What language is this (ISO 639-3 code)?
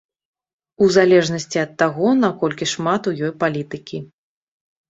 bel